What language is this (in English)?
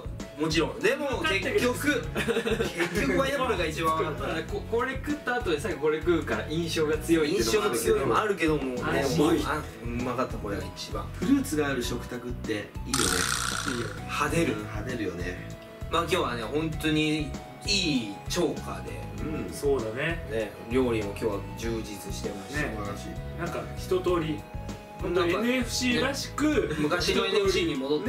Japanese